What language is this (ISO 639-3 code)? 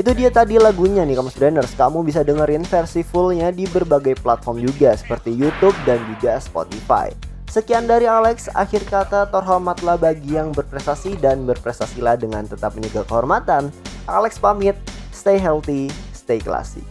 ind